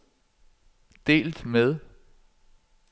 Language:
Danish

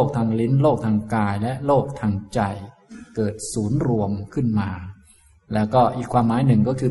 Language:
Thai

